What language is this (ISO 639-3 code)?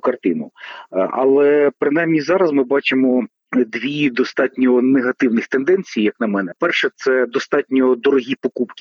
ukr